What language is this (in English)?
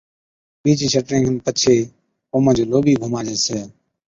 Od